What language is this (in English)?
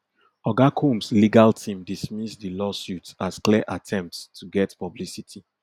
Nigerian Pidgin